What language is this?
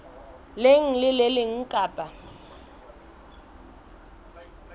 Southern Sotho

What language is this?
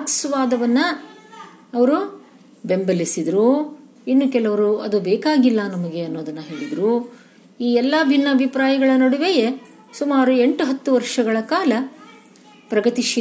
Kannada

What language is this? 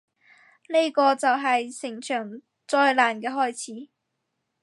Cantonese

